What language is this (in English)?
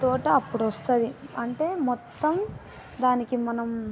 Telugu